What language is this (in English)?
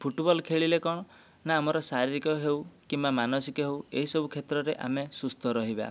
Odia